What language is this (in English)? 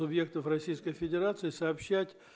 Russian